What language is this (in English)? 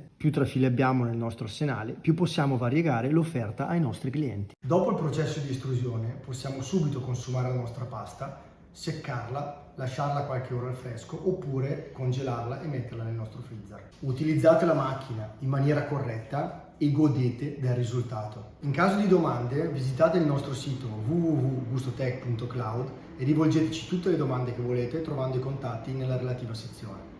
Italian